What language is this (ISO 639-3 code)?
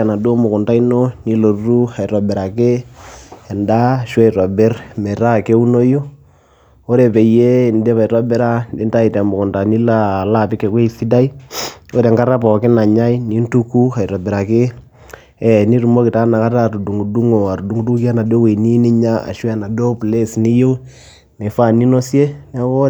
mas